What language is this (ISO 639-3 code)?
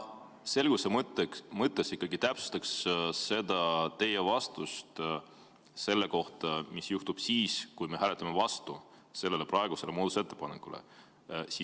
est